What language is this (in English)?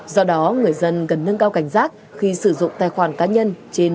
Vietnamese